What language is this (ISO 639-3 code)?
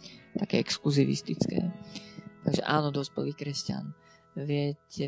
slk